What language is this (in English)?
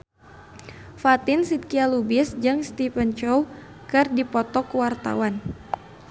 Sundanese